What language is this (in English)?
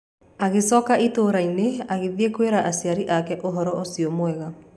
Kikuyu